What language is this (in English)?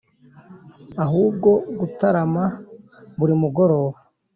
Kinyarwanda